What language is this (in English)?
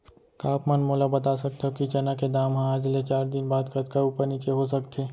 Chhattisgarhi